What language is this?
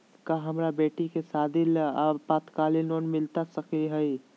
Magahi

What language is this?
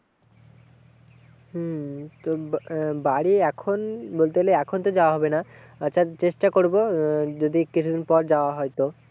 Bangla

